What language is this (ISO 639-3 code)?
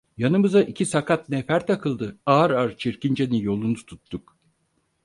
tur